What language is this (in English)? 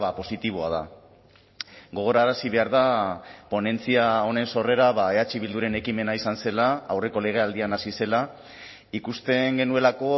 Basque